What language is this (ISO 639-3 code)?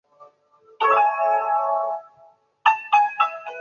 zho